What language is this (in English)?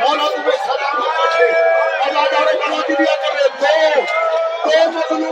Urdu